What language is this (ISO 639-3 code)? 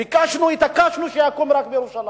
heb